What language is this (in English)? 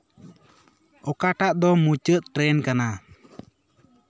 Santali